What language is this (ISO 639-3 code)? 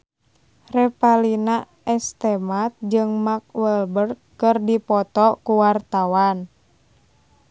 sun